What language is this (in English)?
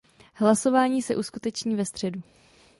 Czech